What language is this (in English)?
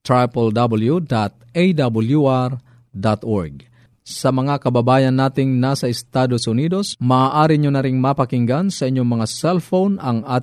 Filipino